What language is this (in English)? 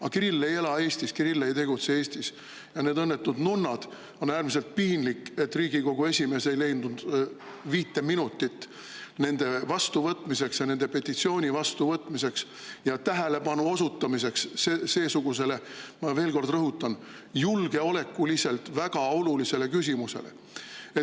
Estonian